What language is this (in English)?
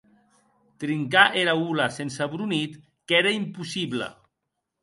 Occitan